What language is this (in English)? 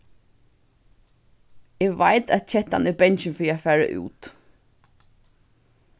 Faroese